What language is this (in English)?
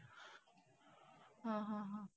Marathi